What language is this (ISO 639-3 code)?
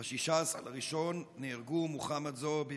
heb